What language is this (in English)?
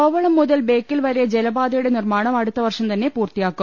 Malayalam